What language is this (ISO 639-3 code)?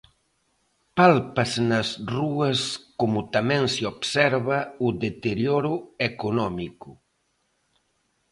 glg